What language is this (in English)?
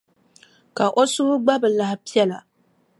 Dagbani